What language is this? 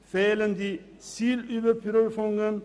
Swiss German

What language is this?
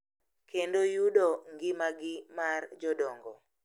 Luo (Kenya and Tanzania)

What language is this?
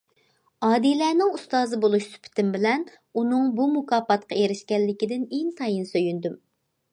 Uyghur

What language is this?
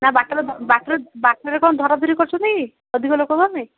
Odia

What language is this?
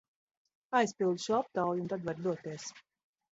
Latvian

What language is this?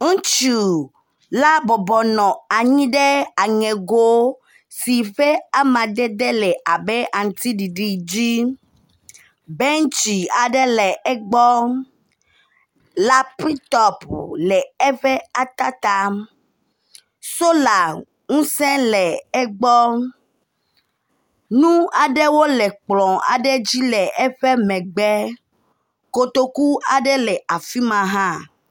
Ewe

